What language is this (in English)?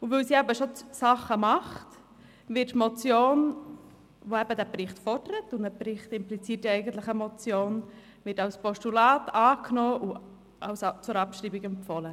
Swiss German